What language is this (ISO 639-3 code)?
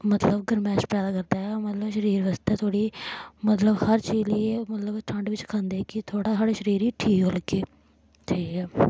doi